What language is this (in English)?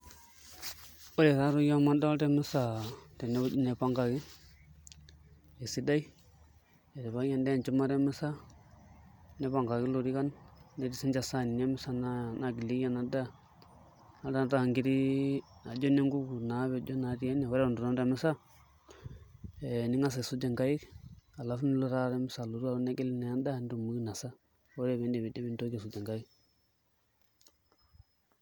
Masai